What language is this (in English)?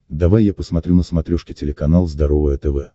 Russian